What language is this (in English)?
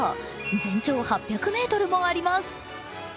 Japanese